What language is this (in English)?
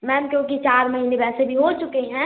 Hindi